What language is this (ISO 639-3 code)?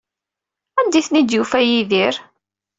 kab